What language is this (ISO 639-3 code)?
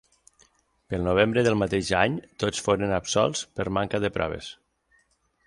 cat